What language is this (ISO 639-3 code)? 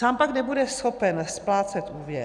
ces